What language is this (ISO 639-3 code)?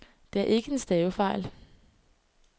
dan